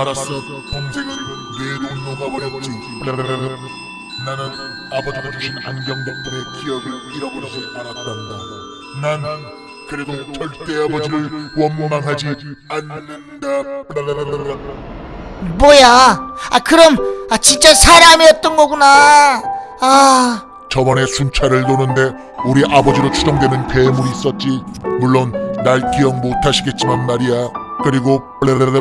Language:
Korean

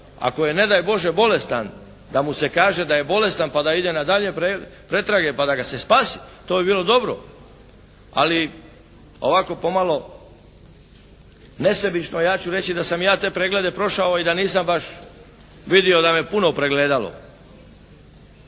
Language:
Croatian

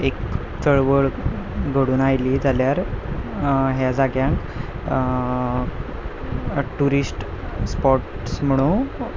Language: Konkani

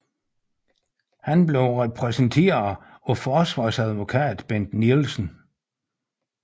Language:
Danish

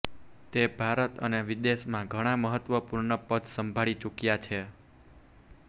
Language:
Gujarati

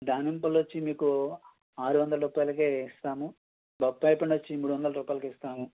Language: Telugu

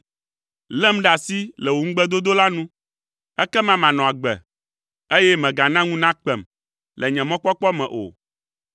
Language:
Ewe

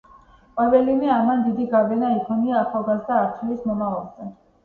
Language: Georgian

